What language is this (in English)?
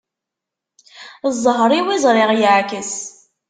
Kabyle